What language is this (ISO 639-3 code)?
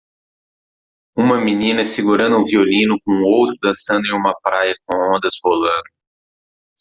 por